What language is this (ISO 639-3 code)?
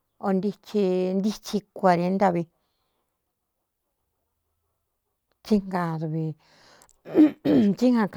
xtu